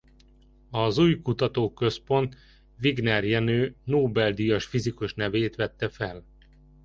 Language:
Hungarian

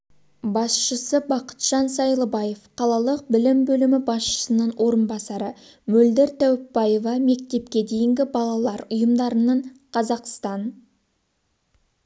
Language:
Kazakh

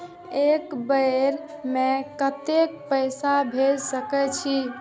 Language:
Maithili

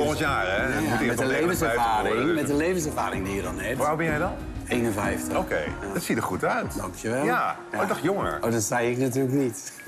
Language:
Dutch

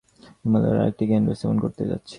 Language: Bangla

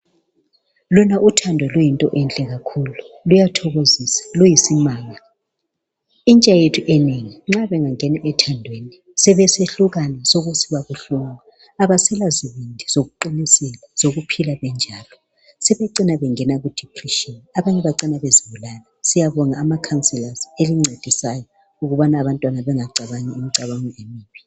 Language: North Ndebele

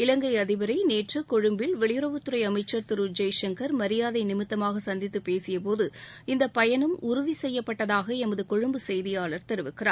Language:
Tamil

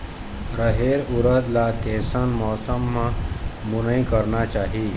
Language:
Chhattisgarhi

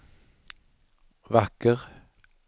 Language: Swedish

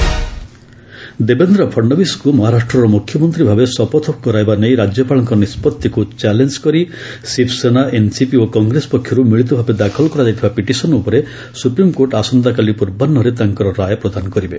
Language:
Odia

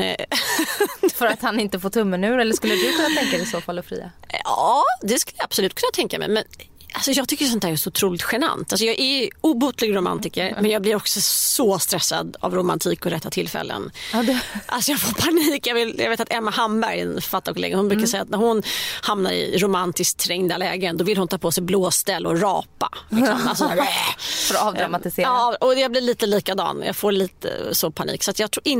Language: Swedish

